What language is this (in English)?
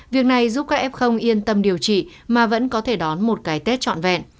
Vietnamese